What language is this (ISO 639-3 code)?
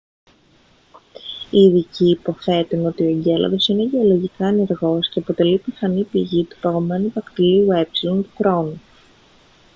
ell